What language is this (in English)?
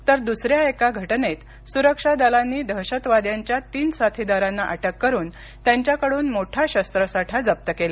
Marathi